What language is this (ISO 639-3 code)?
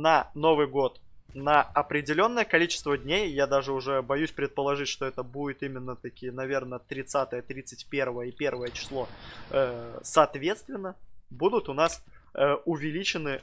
rus